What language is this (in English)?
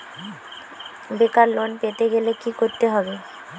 Bangla